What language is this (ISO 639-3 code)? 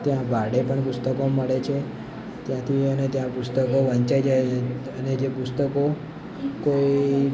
guj